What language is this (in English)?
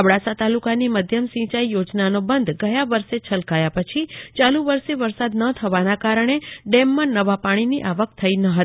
Gujarati